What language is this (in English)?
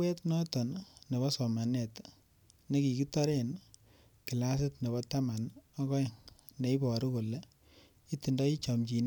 Kalenjin